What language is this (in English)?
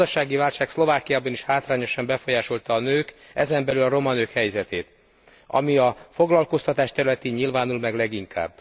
Hungarian